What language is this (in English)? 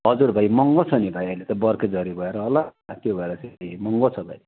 Nepali